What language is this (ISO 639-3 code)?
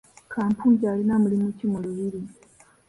lug